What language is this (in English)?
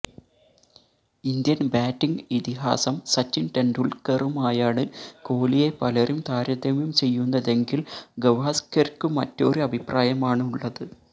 Malayalam